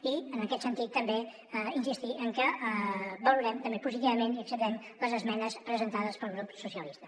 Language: Catalan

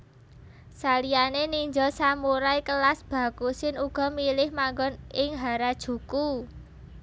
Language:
Javanese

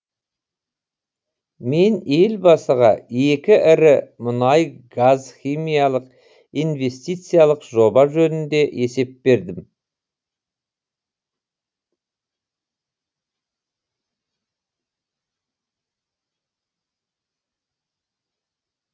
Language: Kazakh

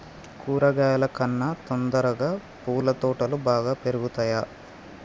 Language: Telugu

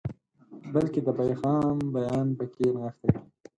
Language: Pashto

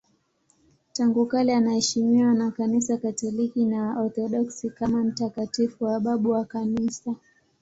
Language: Swahili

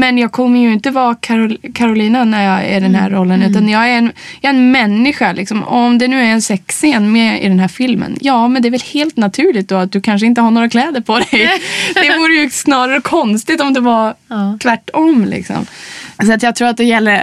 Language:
Swedish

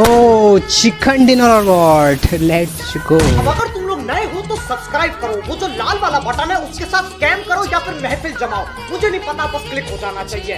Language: Hindi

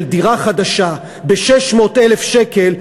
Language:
Hebrew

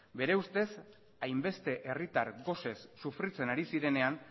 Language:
Basque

